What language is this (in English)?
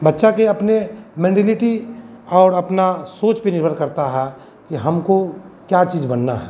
Hindi